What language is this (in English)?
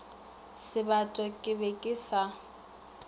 Northern Sotho